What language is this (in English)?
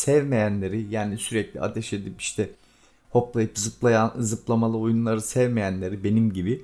Turkish